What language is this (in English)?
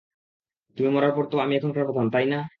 Bangla